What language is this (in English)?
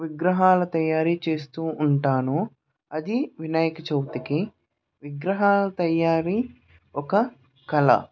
Telugu